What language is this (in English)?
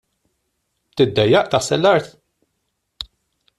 Maltese